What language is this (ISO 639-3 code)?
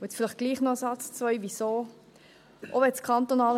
gsw